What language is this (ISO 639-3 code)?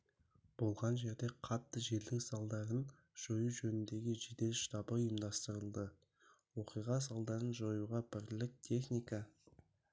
kaz